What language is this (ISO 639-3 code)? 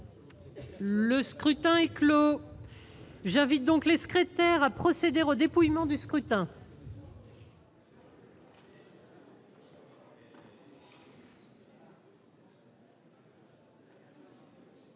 fra